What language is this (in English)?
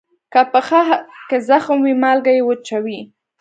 Pashto